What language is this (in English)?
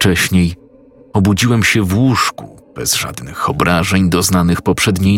Polish